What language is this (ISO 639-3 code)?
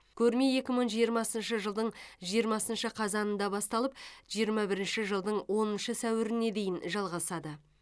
kaz